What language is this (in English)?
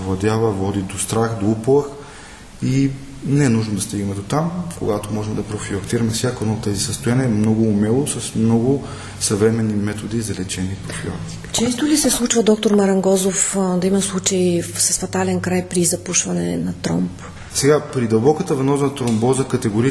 Bulgarian